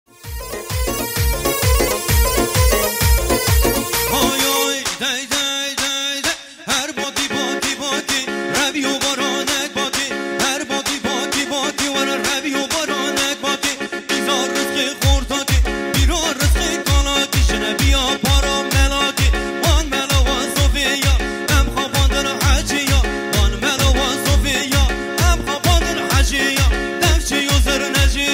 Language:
Arabic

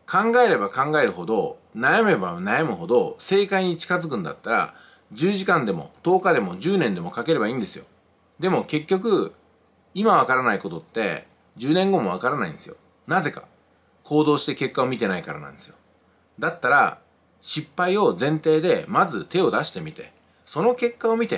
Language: Japanese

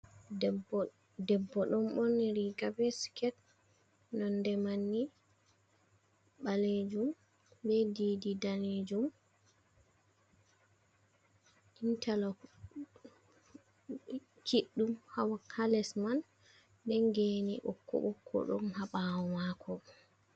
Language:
Fula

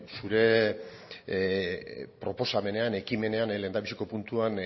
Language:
Basque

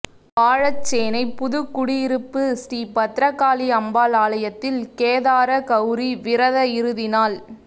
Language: Tamil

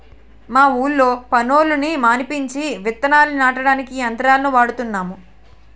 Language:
Telugu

